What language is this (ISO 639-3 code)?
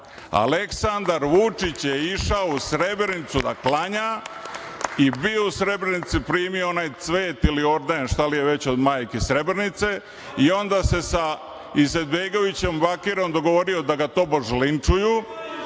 srp